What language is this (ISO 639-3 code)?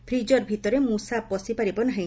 ori